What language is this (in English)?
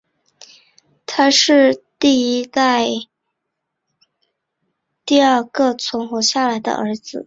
Chinese